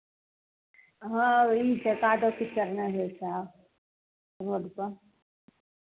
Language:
Maithili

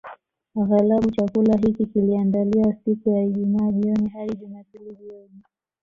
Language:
Swahili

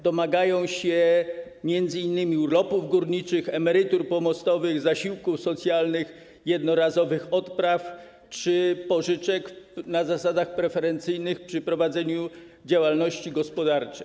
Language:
Polish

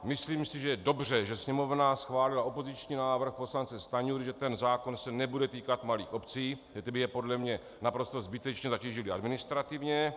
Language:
Czech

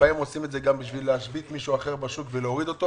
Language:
Hebrew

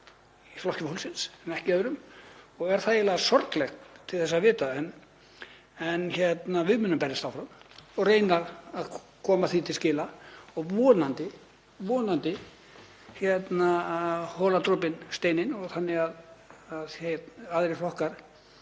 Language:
Icelandic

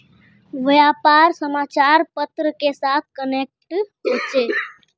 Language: Magahi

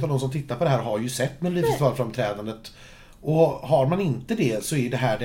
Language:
Swedish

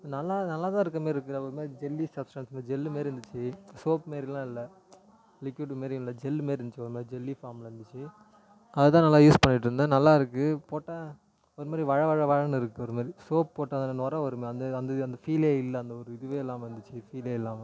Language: Tamil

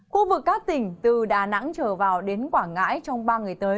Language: Vietnamese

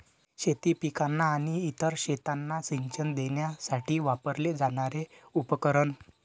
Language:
Marathi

